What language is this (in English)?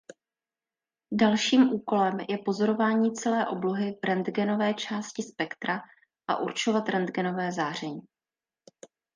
Czech